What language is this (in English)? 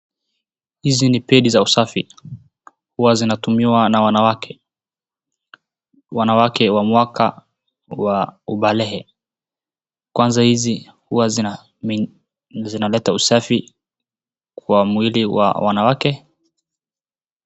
Swahili